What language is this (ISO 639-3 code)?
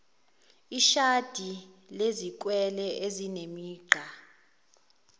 zul